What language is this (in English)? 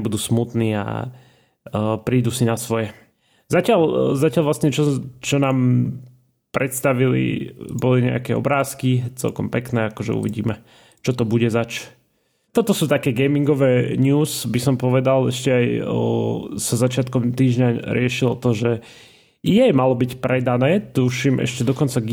Slovak